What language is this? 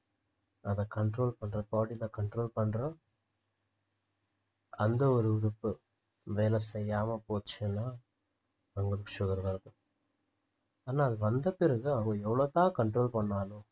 Tamil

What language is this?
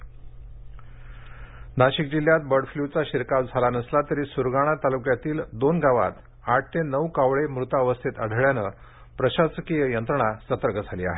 Marathi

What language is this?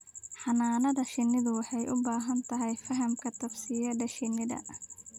Somali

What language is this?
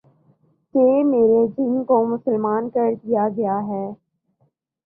Urdu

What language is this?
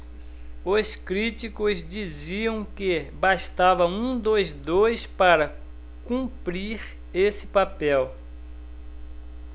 Portuguese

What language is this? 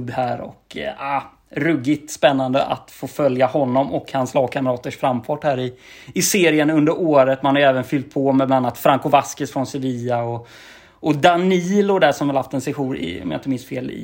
Swedish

